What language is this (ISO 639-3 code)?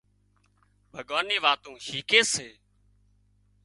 kxp